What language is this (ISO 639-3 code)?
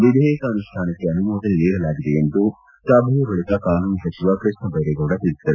kan